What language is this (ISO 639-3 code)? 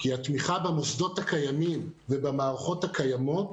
heb